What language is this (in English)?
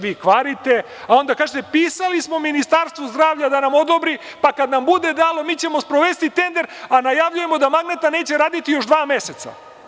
Serbian